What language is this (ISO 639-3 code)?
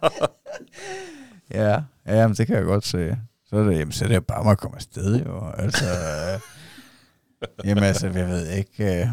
dan